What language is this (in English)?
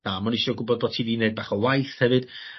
Welsh